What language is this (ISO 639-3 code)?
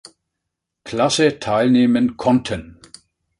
deu